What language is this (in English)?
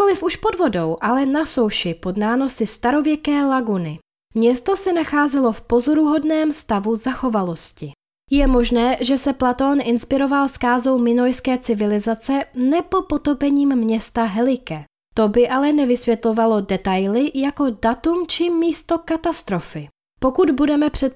Czech